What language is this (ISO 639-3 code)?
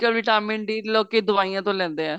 pan